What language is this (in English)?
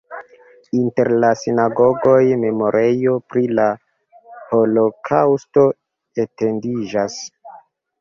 Esperanto